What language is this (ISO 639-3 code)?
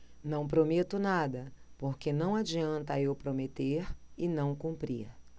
por